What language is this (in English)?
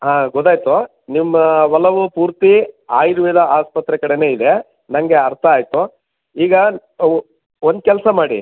Kannada